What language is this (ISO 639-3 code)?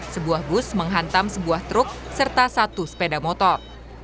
ind